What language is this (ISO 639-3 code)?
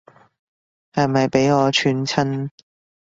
yue